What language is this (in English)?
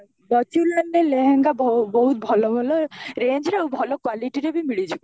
Odia